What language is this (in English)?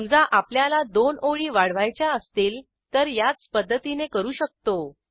Marathi